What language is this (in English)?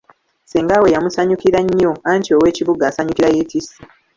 Ganda